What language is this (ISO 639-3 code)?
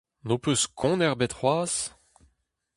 bre